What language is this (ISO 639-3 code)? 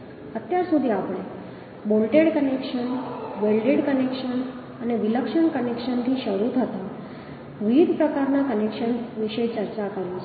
guj